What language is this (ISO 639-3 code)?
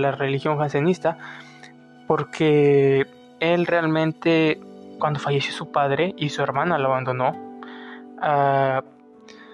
spa